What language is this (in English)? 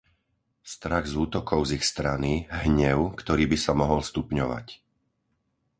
Slovak